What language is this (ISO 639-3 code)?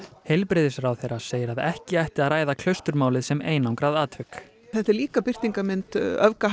isl